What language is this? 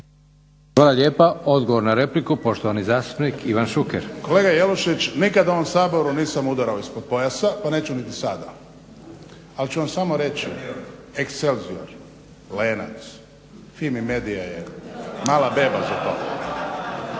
Croatian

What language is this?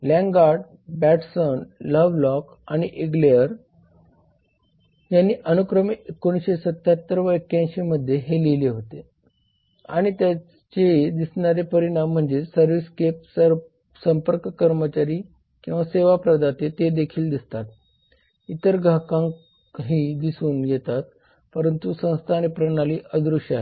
Marathi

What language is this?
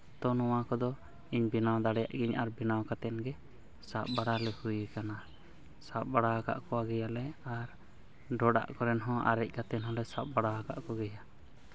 Santali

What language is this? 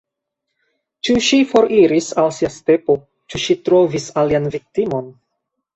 Esperanto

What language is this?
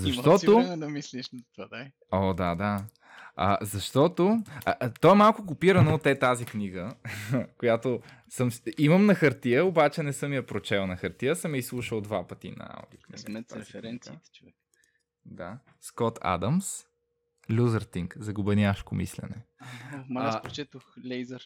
Bulgarian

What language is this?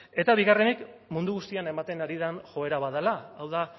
Basque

